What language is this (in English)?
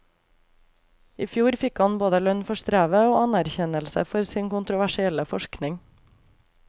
Norwegian